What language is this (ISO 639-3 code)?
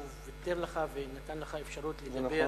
heb